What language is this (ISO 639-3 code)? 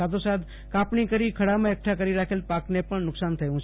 guj